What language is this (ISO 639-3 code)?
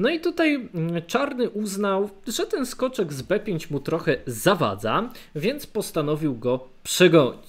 pol